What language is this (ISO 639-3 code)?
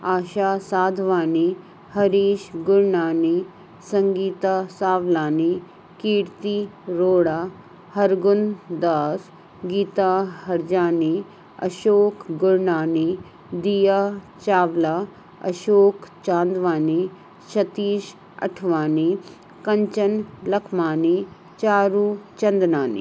snd